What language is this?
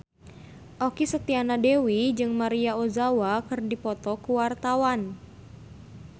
Sundanese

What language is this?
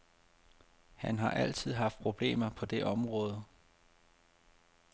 Danish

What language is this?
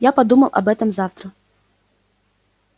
Russian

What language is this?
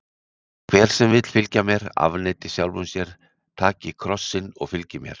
Icelandic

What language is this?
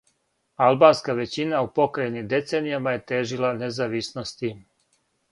Serbian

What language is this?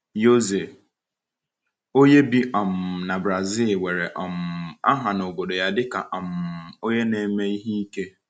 Igbo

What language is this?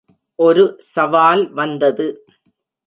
Tamil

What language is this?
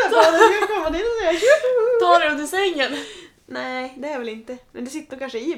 Swedish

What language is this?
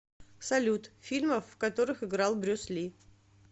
Russian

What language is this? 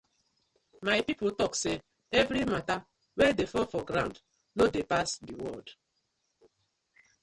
Nigerian Pidgin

